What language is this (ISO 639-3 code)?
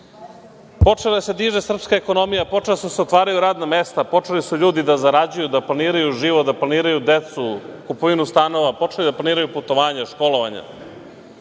srp